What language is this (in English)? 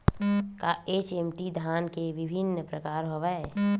Chhattisgarhi